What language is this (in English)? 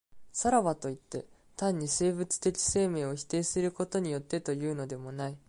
Japanese